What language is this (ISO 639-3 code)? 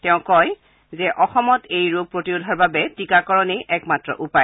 asm